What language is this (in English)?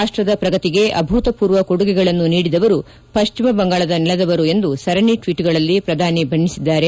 Kannada